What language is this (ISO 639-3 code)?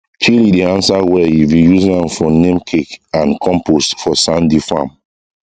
pcm